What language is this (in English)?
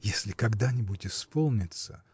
Russian